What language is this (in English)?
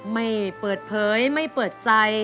Thai